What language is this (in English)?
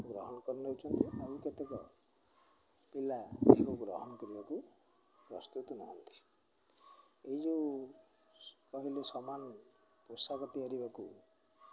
Odia